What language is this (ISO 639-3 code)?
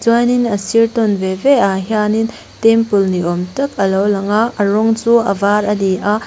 lus